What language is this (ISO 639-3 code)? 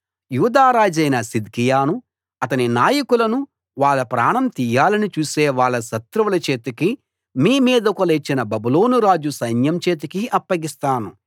tel